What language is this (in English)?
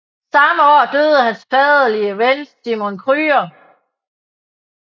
Danish